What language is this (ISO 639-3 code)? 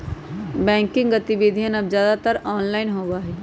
mag